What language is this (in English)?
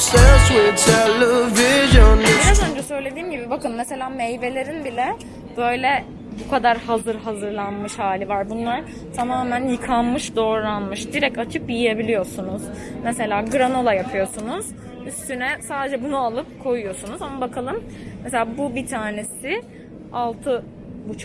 Turkish